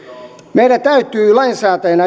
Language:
Finnish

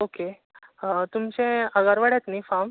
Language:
Konkani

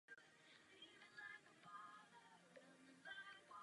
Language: Czech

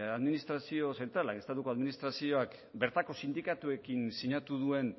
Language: Basque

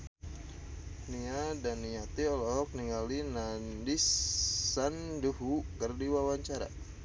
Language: Sundanese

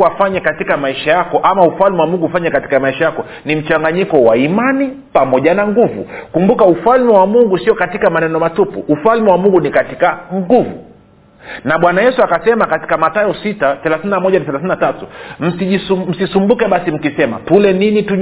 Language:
Swahili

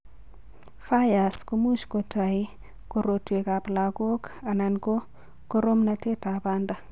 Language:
Kalenjin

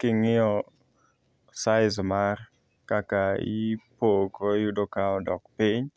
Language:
Luo (Kenya and Tanzania)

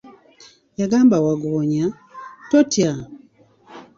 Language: Ganda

